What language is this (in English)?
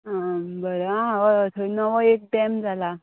Konkani